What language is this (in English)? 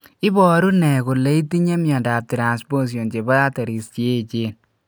Kalenjin